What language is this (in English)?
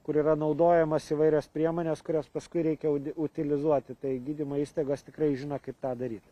Lithuanian